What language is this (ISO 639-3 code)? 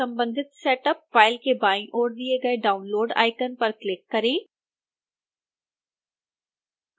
hin